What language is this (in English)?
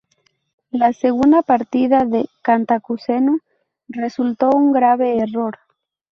Spanish